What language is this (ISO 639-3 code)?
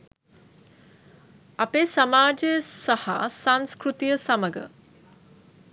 sin